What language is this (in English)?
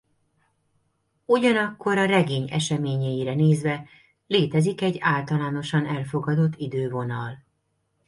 Hungarian